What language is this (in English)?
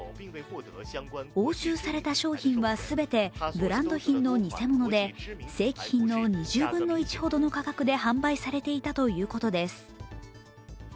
Japanese